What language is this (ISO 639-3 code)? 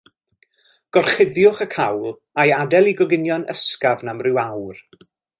cym